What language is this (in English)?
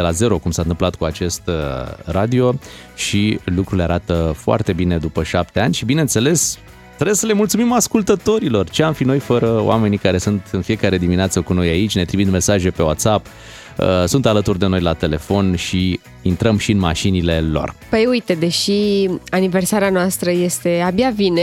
Romanian